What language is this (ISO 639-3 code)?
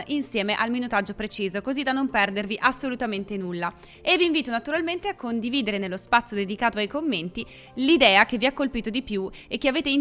ita